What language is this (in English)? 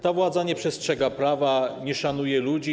Polish